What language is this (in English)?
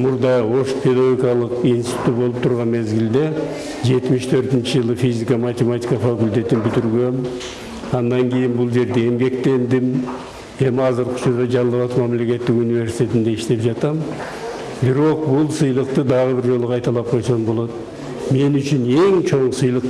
Turkish